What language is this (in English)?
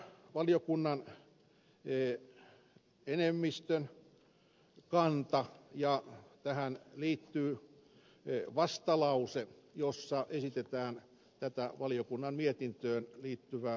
Finnish